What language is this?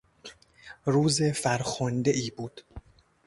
Persian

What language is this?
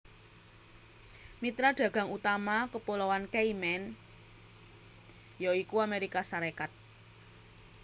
Javanese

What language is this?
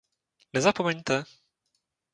Czech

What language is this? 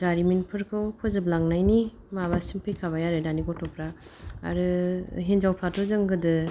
Bodo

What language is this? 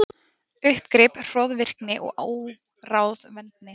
Icelandic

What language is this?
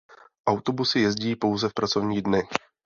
Czech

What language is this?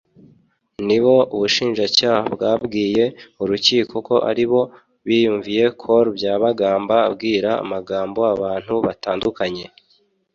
Kinyarwanda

